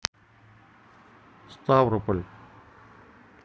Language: Russian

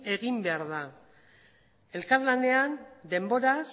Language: Basque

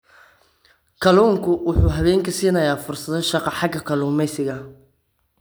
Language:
Somali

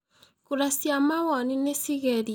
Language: Kikuyu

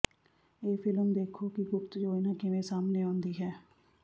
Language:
Punjabi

